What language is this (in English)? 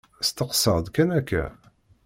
Kabyle